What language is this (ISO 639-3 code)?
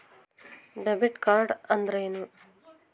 kan